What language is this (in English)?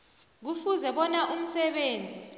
South Ndebele